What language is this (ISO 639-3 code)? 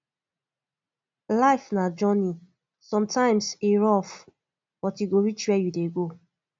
pcm